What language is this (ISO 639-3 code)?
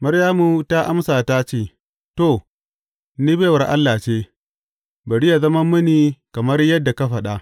hau